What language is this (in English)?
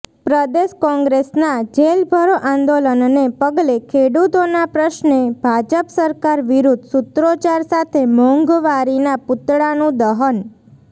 Gujarati